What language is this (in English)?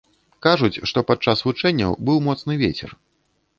Belarusian